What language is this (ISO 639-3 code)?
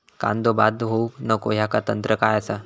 mar